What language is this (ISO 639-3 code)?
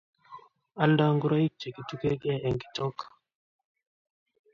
kln